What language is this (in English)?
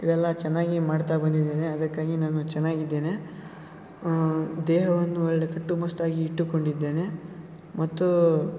Kannada